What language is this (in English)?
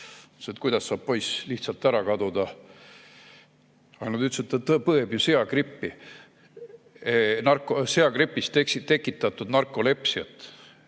Estonian